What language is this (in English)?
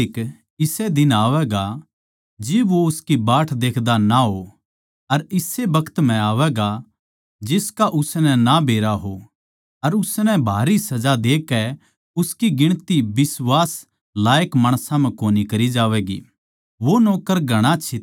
Haryanvi